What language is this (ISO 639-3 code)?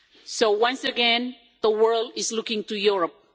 eng